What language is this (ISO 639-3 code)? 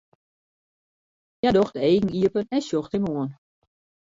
fry